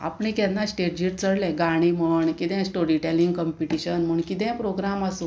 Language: Konkani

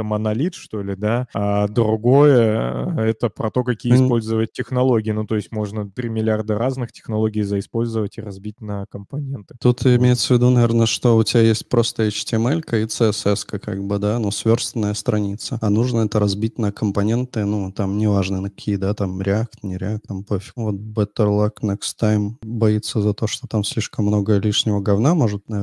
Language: Russian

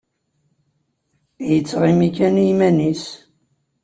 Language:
Kabyle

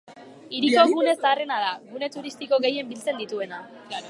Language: Basque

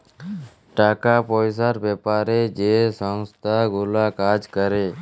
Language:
Bangla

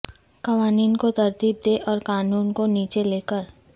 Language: Urdu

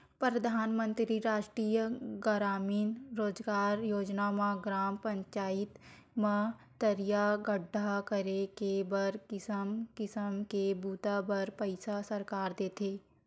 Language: Chhattisgarhi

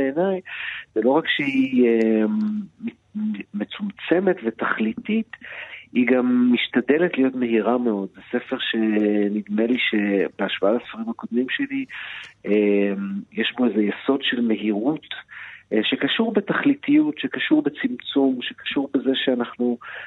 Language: Hebrew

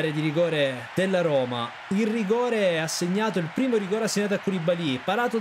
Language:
Italian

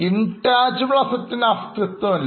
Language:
Malayalam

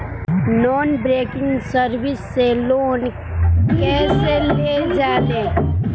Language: Bhojpuri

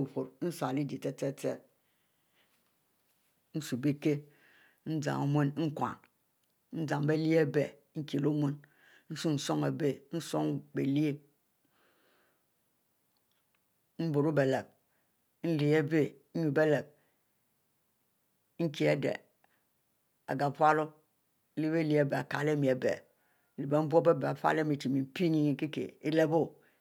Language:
Mbe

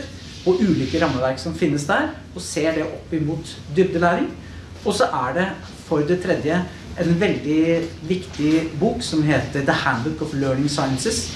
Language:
Norwegian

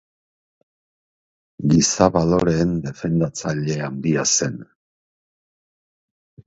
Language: Basque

